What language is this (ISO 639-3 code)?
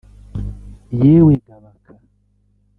kin